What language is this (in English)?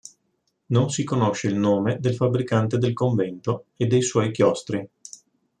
Italian